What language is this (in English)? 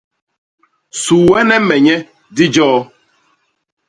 Basaa